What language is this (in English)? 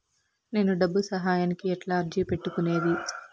Telugu